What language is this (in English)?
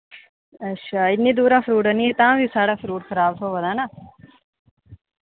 Dogri